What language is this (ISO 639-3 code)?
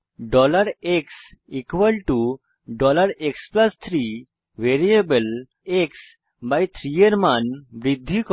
ben